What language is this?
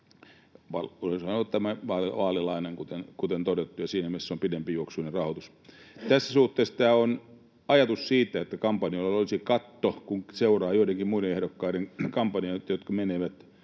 Finnish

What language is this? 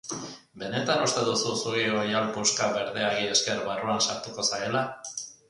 Basque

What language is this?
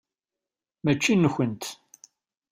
Kabyle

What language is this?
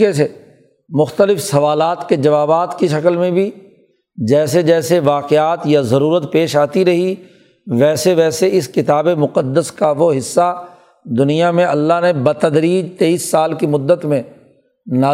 Urdu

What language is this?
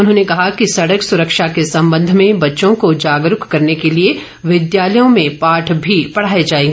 Hindi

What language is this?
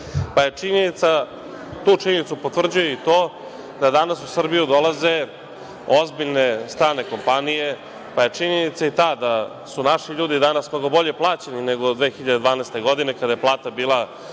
Serbian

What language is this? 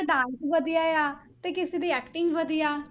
Punjabi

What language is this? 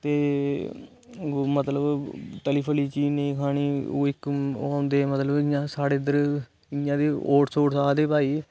Dogri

